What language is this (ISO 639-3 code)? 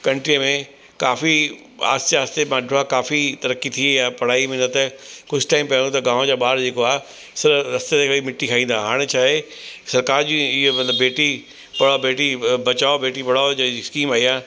snd